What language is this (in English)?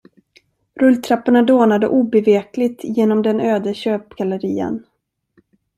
Swedish